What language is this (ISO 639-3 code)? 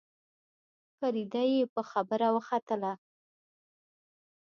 pus